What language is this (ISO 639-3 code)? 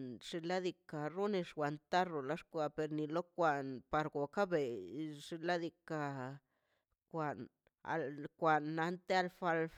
zpy